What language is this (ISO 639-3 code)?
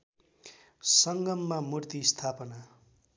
nep